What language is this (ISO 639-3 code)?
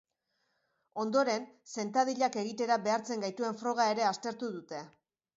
eus